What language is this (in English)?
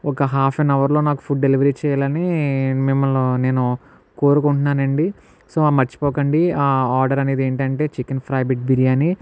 Telugu